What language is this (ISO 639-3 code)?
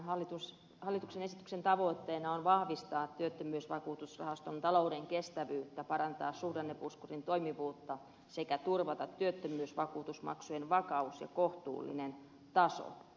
fin